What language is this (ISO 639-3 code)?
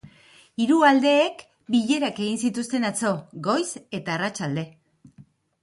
eus